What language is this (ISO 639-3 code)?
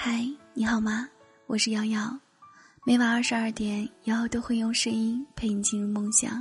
zho